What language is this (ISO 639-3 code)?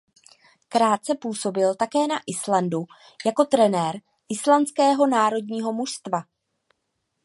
ces